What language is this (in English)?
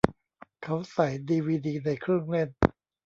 Thai